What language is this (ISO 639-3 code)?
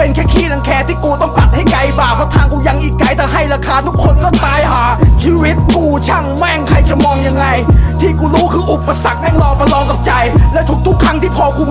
tha